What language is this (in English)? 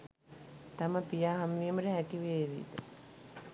Sinhala